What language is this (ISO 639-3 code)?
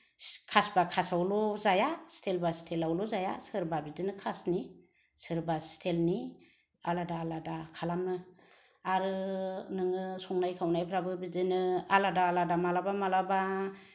brx